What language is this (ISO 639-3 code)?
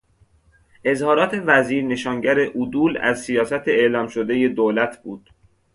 fas